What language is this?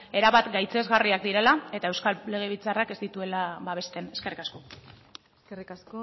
Basque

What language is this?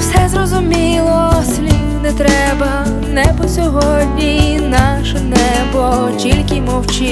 Ukrainian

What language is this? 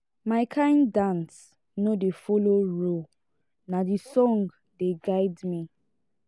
Nigerian Pidgin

